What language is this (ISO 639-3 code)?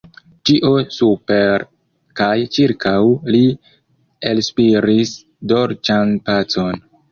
epo